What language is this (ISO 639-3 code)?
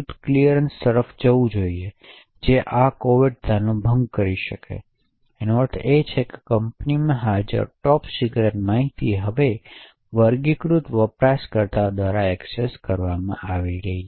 guj